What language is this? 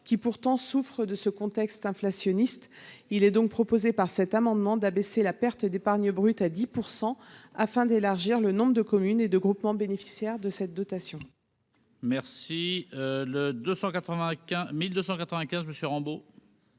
French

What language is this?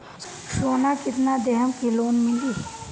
Bhojpuri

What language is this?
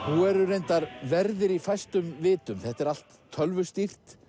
Icelandic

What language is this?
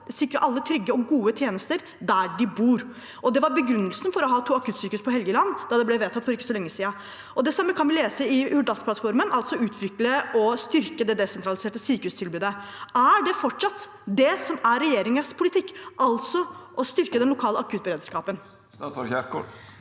Norwegian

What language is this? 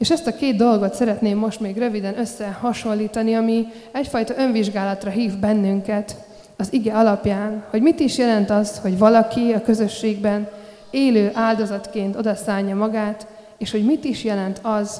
Hungarian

